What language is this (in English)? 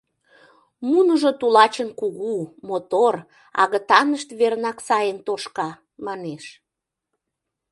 Mari